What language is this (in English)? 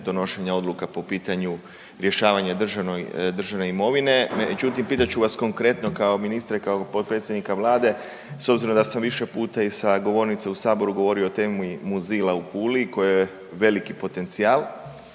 Croatian